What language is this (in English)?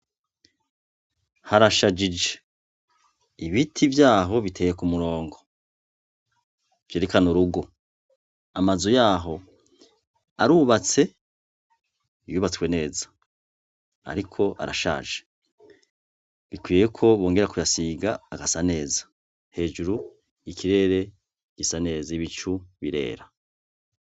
Rundi